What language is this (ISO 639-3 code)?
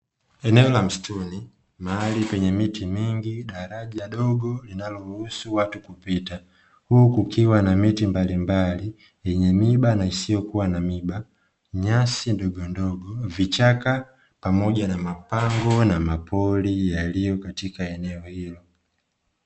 swa